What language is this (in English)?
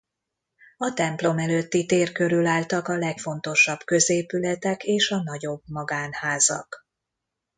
Hungarian